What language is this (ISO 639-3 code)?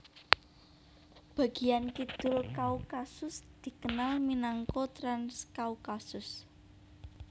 jav